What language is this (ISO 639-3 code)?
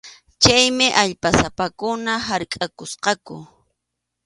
qxu